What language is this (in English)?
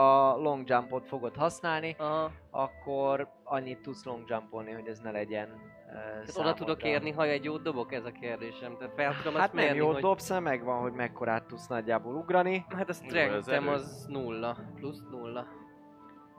Hungarian